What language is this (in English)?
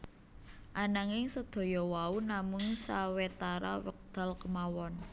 Javanese